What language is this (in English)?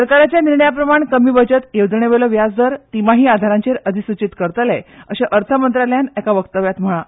Konkani